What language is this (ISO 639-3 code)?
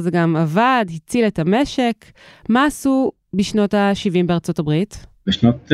heb